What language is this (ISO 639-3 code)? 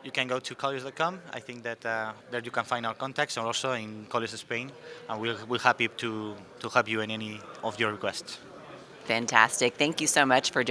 eng